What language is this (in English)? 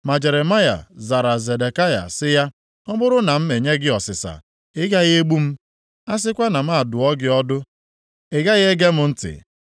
Igbo